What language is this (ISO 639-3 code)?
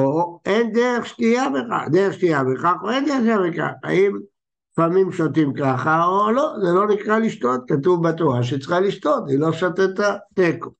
heb